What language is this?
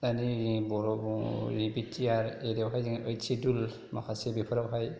Bodo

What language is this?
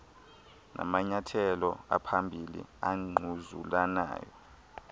Xhosa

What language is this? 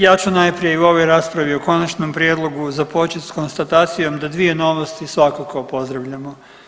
Croatian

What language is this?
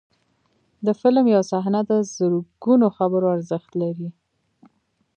Pashto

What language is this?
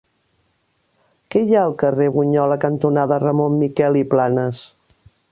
Catalan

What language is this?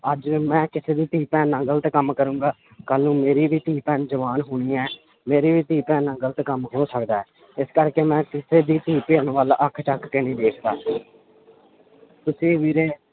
Punjabi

